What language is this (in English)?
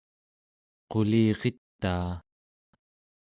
Central Yupik